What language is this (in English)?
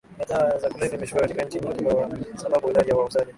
Swahili